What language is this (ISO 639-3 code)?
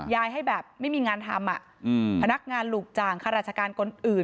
tha